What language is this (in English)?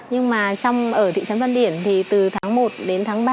Vietnamese